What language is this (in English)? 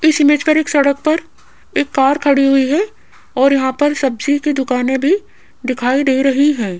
Hindi